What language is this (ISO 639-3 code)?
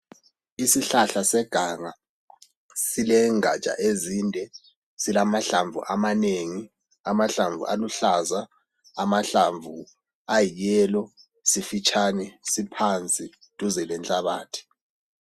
nde